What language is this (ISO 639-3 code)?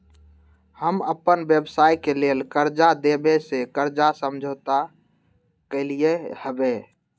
mag